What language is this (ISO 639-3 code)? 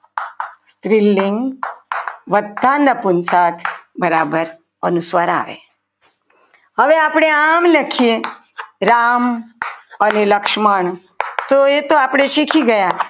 guj